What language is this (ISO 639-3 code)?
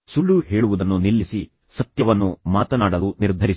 kan